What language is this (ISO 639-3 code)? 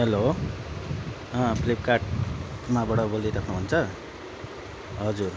nep